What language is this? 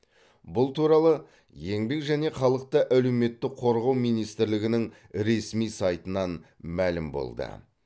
Kazakh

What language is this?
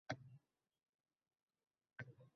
Uzbek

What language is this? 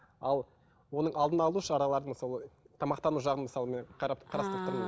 Kazakh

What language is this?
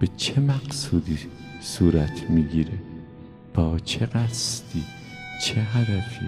Persian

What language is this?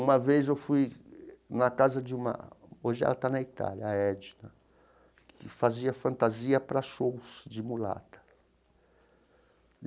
Portuguese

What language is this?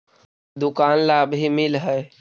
Magahi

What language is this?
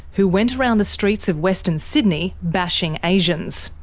English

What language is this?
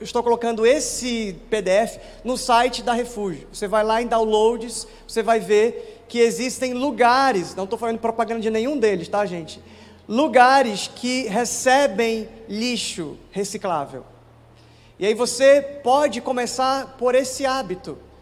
Portuguese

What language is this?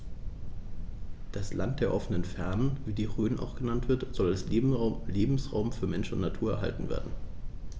German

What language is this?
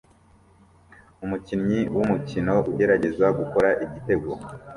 Kinyarwanda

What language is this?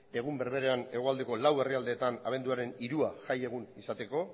Basque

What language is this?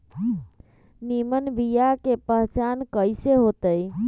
Magahi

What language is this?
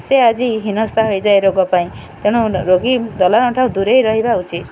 Odia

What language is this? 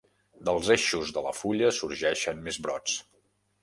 Catalan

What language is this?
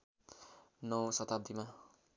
Nepali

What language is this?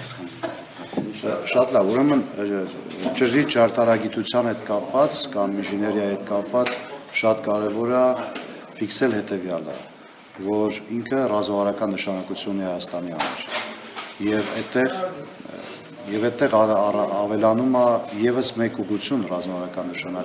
Romanian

